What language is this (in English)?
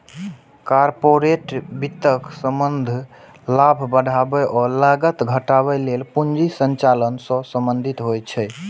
Maithili